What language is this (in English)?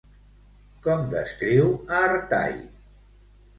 Catalan